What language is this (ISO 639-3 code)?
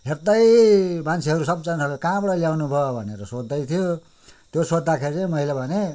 nep